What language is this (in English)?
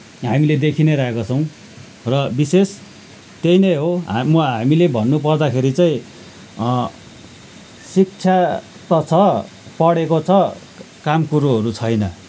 Nepali